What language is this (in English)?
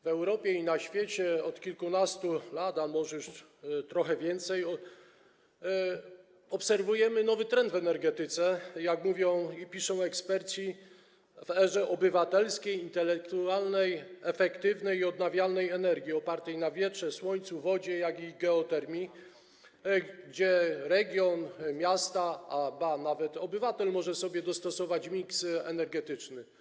Polish